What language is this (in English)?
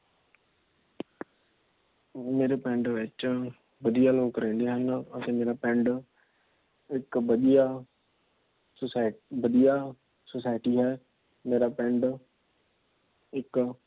Punjabi